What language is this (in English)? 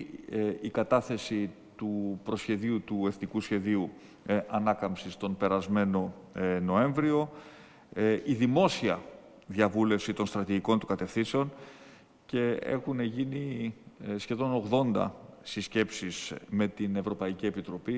Greek